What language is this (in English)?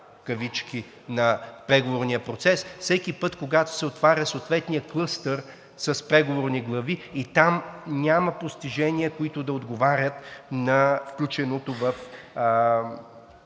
Bulgarian